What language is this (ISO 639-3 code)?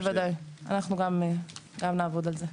heb